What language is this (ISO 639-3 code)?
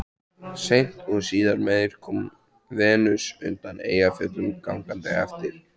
isl